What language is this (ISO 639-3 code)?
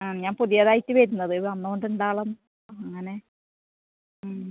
mal